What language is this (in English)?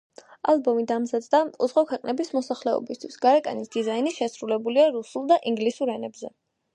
Georgian